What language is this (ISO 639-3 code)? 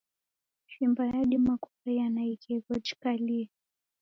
dav